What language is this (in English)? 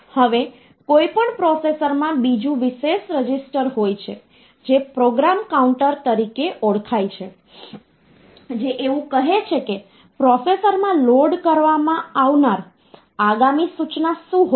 Gujarati